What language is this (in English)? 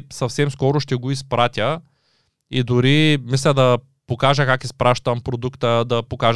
Bulgarian